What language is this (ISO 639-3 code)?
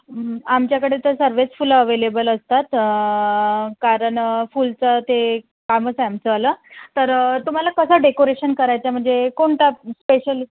mar